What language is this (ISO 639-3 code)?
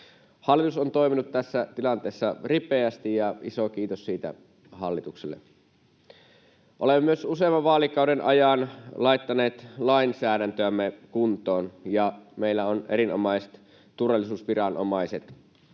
fin